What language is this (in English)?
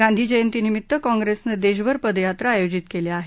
Marathi